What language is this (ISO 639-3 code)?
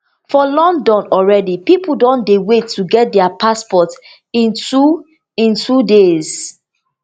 pcm